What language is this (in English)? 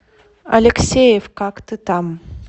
Russian